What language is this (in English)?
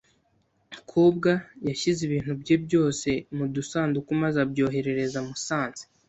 Kinyarwanda